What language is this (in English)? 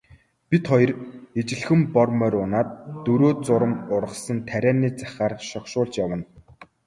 Mongolian